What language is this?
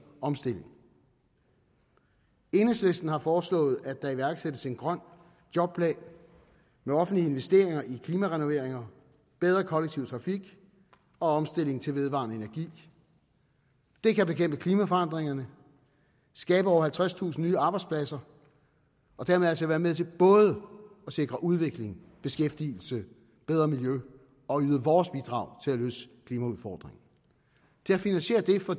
Danish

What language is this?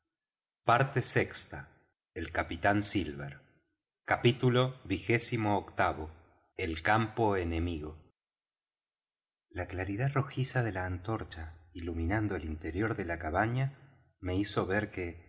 Spanish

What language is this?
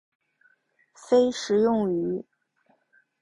Chinese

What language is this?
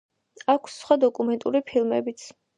Georgian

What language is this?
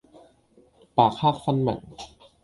Cantonese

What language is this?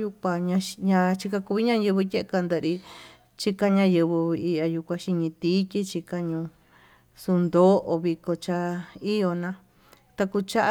Tututepec Mixtec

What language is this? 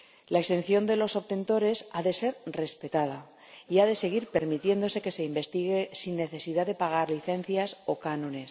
Spanish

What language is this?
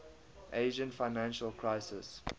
English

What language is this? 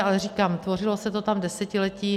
Czech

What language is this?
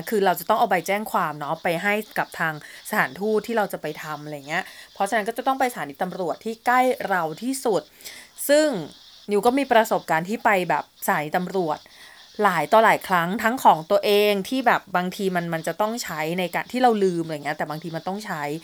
Thai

